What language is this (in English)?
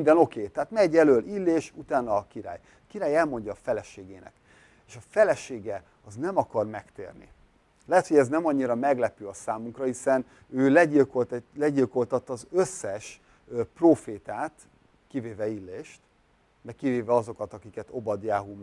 Hungarian